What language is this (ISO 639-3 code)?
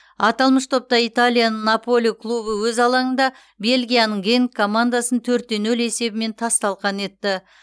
kaz